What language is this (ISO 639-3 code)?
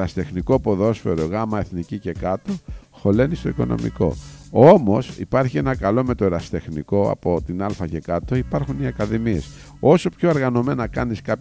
ell